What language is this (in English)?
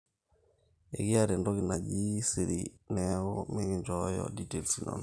Masai